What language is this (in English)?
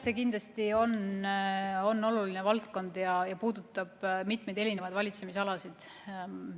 Estonian